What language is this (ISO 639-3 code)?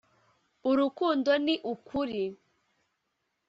kin